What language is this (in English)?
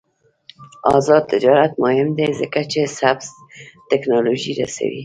Pashto